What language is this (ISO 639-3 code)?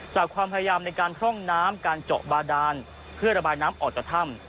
tha